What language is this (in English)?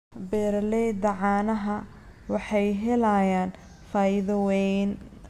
Somali